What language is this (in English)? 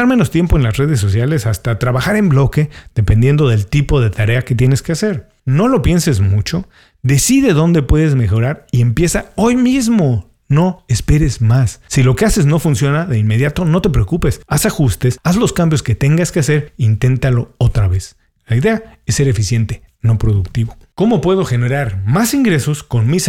Spanish